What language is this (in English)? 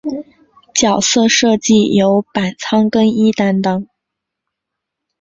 Chinese